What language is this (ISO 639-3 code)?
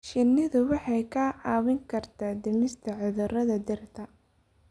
som